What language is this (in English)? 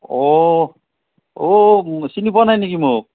Assamese